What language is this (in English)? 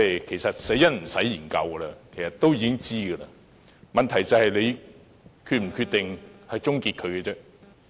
Cantonese